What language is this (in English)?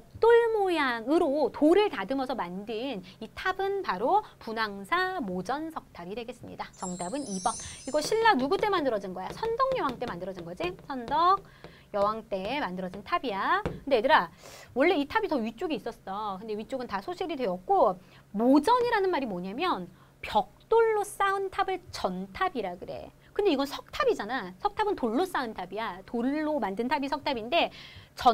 Korean